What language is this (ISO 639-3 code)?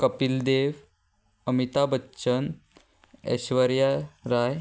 kok